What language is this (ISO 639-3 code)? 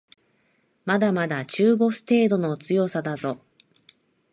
jpn